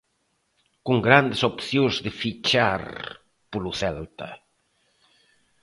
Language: Galician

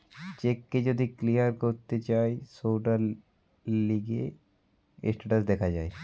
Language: Bangla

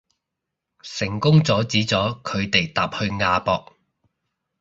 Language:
Cantonese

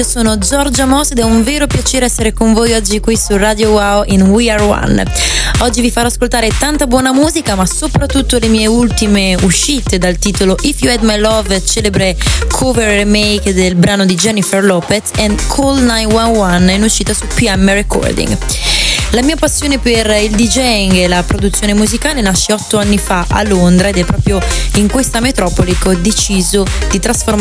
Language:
Italian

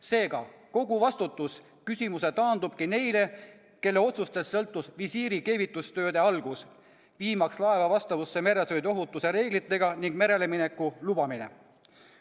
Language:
Estonian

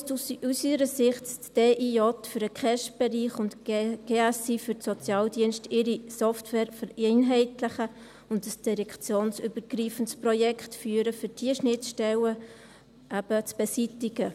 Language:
Swiss German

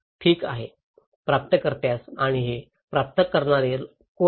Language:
Marathi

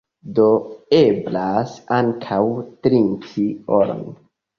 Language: Esperanto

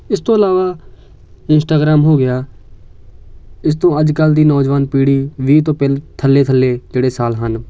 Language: Punjabi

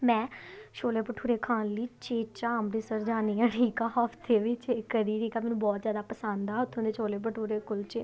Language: Punjabi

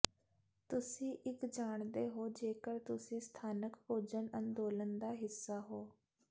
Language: Punjabi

